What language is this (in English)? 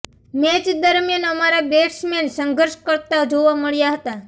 Gujarati